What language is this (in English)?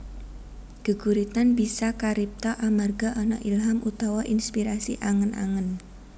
Javanese